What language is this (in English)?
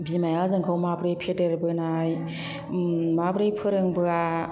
Bodo